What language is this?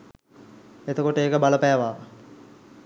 Sinhala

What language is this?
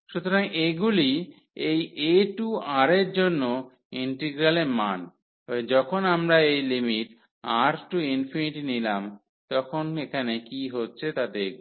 Bangla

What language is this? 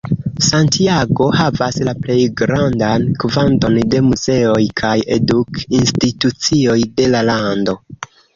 Esperanto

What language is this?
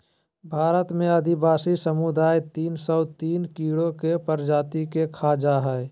Magahi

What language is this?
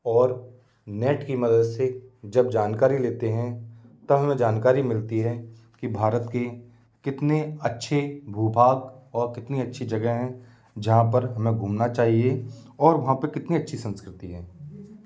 Hindi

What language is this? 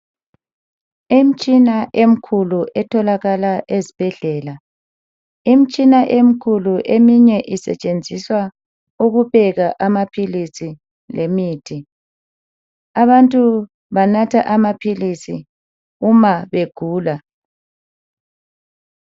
North Ndebele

